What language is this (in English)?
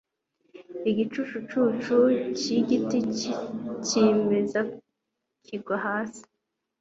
Kinyarwanda